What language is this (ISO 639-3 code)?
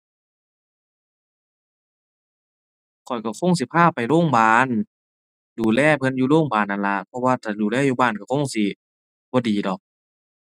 tha